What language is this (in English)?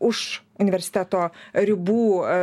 Lithuanian